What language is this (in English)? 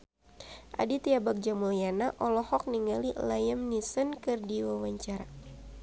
Sundanese